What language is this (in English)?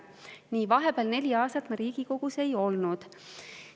Estonian